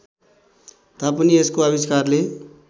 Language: Nepali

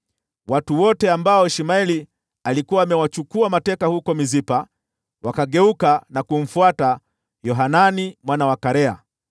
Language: Swahili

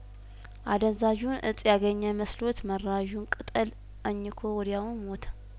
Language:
Amharic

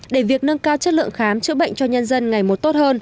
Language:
Vietnamese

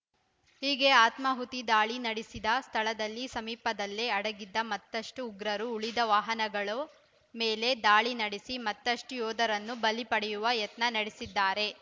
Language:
Kannada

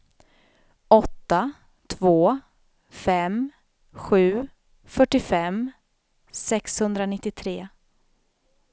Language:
Swedish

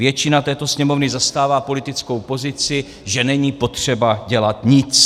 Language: Czech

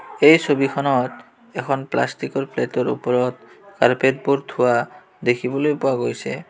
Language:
Assamese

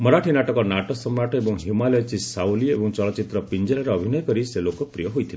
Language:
Odia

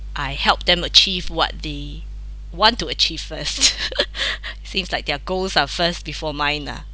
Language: English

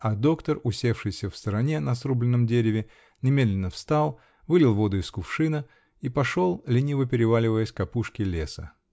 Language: Russian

